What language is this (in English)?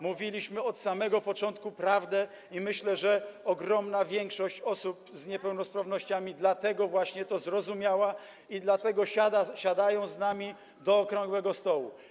Polish